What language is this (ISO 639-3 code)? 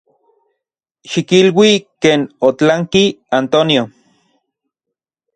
ncx